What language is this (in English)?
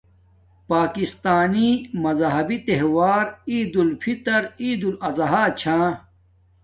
Domaaki